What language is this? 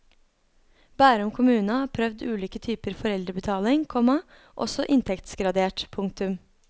Norwegian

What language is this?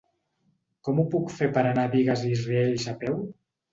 Catalan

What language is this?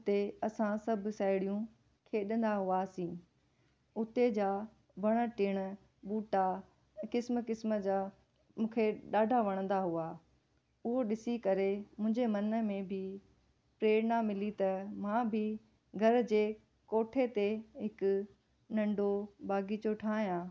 Sindhi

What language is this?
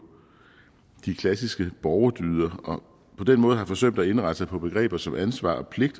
Danish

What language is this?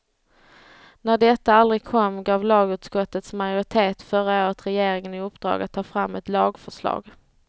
Swedish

